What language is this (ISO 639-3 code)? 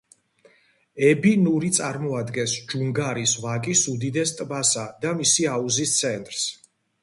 kat